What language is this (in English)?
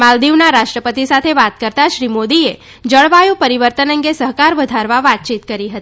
Gujarati